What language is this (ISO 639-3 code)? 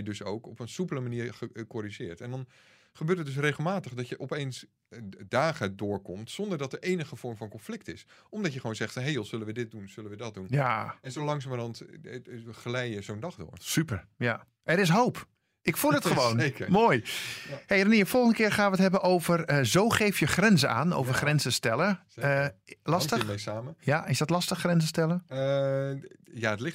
nld